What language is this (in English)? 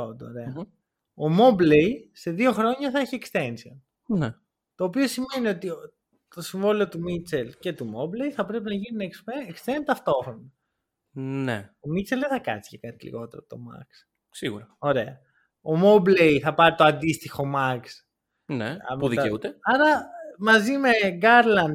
Greek